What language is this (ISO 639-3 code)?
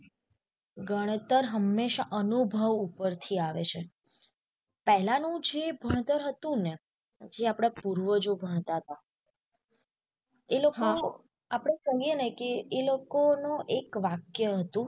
guj